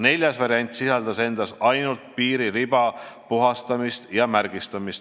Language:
Estonian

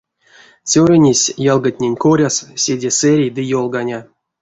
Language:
Erzya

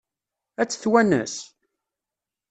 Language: Kabyle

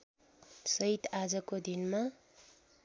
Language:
Nepali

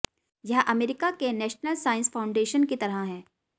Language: Hindi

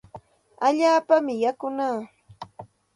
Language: Santa Ana de Tusi Pasco Quechua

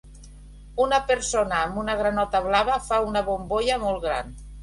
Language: Catalan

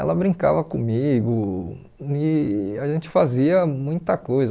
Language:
Portuguese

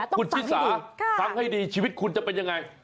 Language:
Thai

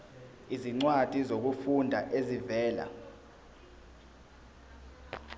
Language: Zulu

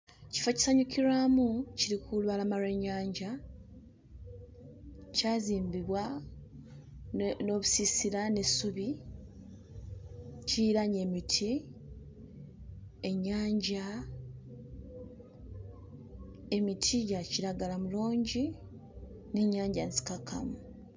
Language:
Ganda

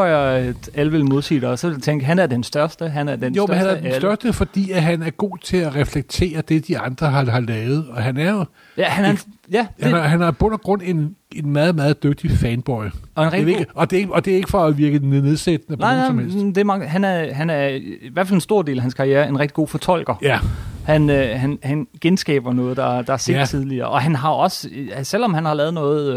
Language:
Danish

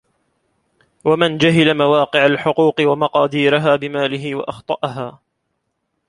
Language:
Arabic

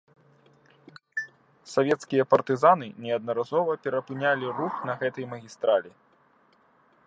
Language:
Belarusian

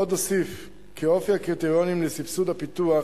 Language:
Hebrew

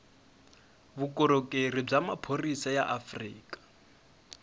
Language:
Tsonga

